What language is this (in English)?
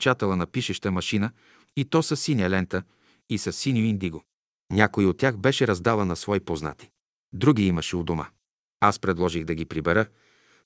Bulgarian